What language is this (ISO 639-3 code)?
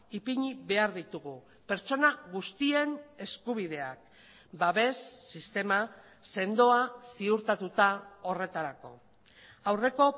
eus